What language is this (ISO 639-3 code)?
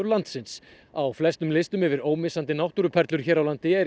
isl